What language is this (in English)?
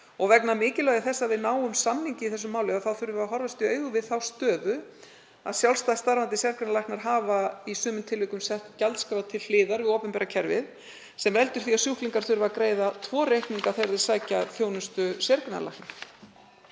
Icelandic